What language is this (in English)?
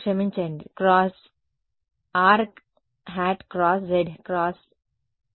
Telugu